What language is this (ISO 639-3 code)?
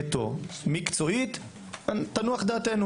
heb